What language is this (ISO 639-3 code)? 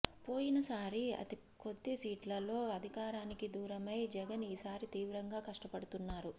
tel